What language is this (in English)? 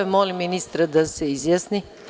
Serbian